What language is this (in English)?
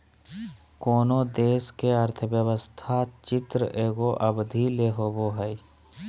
Magahi